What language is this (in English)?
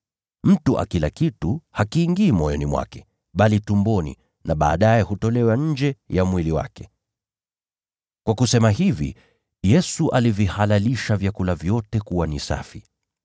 Swahili